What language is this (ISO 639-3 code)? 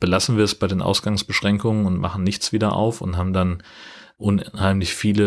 deu